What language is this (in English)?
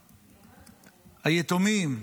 Hebrew